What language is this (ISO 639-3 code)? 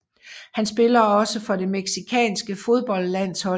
dan